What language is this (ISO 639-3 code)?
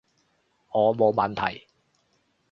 yue